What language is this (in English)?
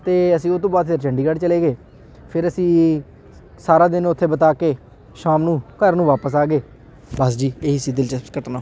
Punjabi